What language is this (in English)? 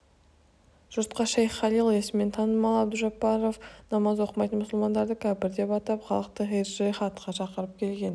Kazakh